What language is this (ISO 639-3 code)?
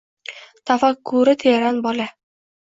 uzb